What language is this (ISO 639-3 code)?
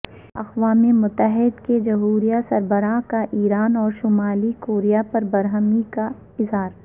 urd